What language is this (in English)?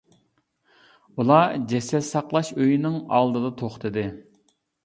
Uyghur